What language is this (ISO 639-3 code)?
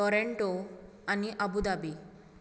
kok